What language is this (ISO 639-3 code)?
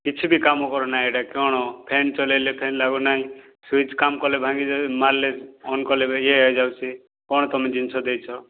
ori